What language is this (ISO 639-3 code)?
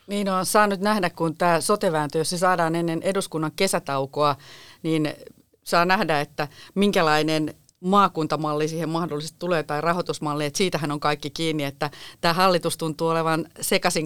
fin